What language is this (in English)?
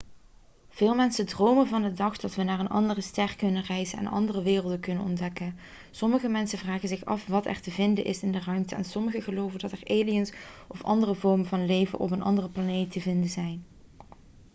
Dutch